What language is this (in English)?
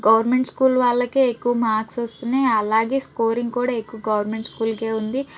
Telugu